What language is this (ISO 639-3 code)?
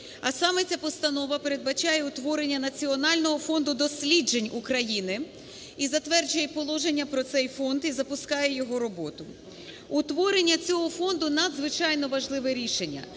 ukr